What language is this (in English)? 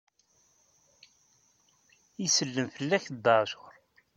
Kabyle